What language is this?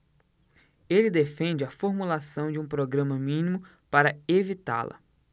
Portuguese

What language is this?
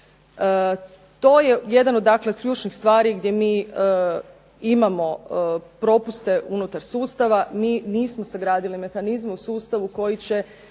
Croatian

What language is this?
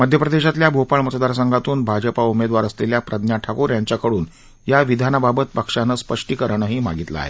Marathi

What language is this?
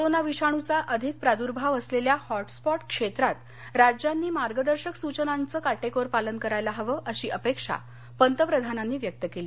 Marathi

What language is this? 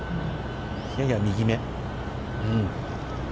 Japanese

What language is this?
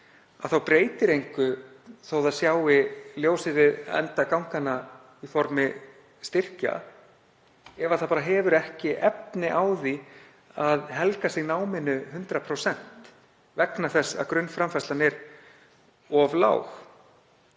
Icelandic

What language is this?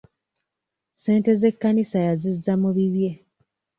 Ganda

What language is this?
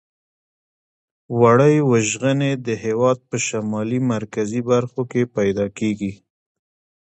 Pashto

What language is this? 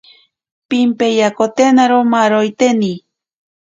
Ashéninka Perené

